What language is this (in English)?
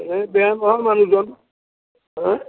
Assamese